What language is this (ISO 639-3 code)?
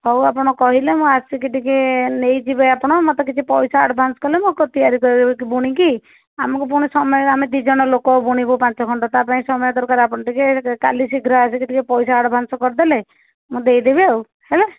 ori